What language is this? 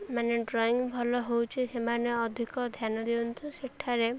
Odia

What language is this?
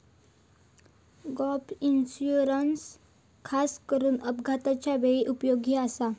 Marathi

